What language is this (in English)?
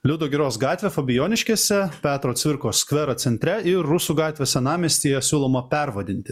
Lithuanian